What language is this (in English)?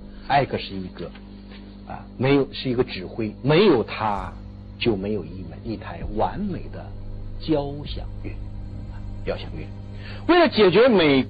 Chinese